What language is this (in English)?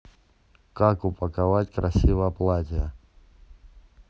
Russian